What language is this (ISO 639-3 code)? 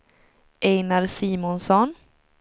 swe